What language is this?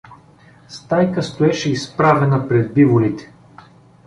Bulgarian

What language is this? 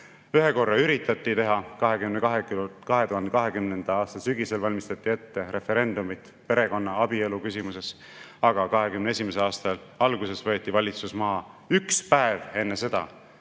Estonian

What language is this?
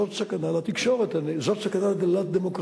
Hebrew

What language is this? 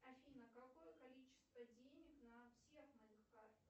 Russian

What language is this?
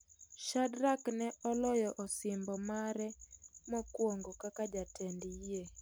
Luo (Kenya and Tanzania)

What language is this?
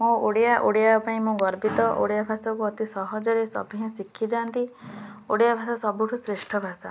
Odia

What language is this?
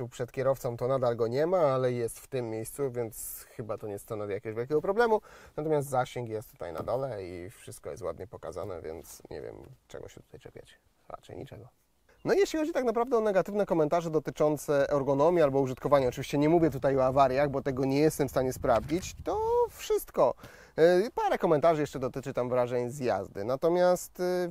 Polish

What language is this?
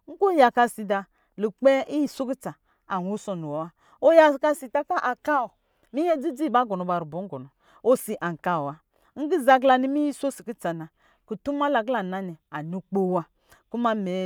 Lijili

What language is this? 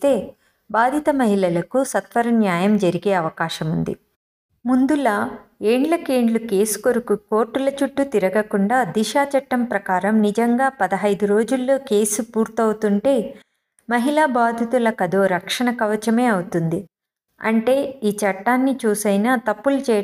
Telugu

